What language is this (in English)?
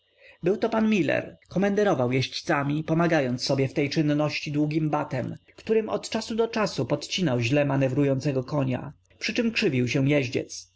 Polish